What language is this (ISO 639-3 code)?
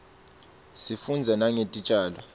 ssw